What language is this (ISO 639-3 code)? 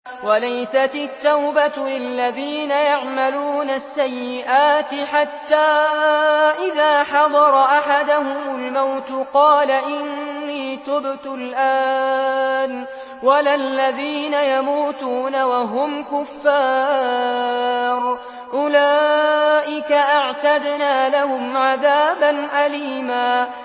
ara